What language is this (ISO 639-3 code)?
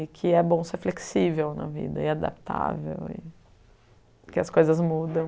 por